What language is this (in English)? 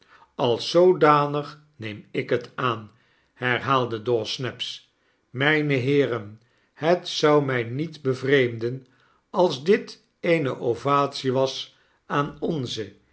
Dutch